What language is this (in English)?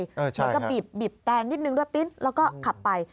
Thai